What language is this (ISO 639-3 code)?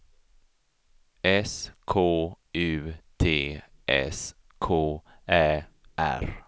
swe